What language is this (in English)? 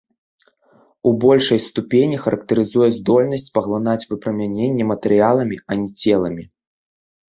Belarusian